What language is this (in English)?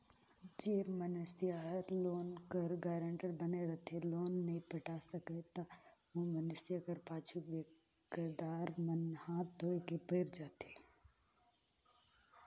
Chhattisgarhi